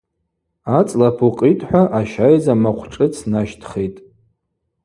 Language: Abaza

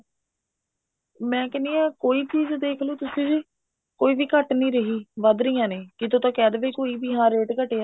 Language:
Punjabi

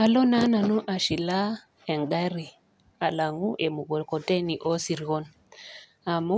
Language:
Masai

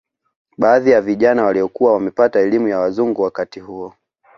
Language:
Swahili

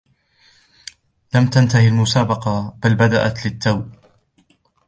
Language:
Arabic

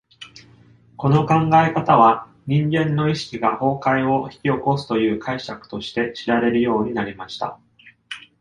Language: Japanese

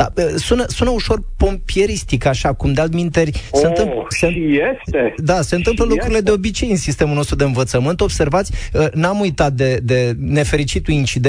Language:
Romanian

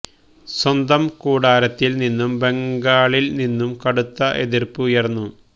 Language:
Malayalam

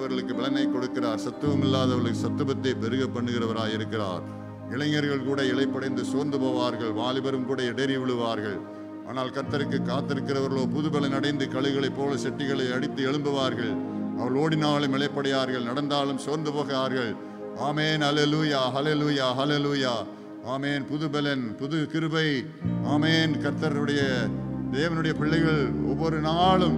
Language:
Hindi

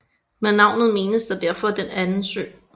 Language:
Danish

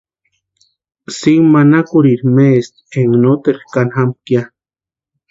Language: Western Highland Purepecha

